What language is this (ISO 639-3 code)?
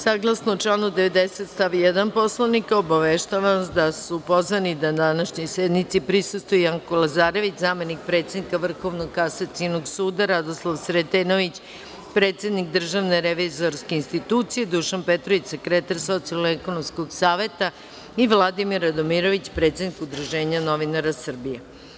srp